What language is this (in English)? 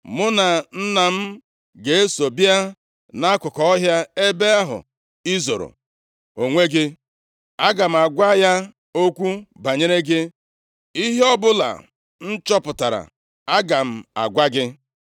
Igbo